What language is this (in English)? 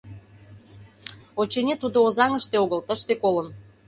Mari